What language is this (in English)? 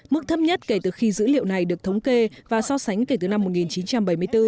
Vietnamese